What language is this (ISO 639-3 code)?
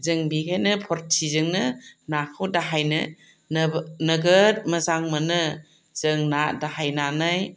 brx